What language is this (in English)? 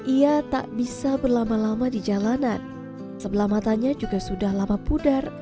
Indonesian